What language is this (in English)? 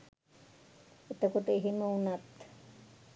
Sinhala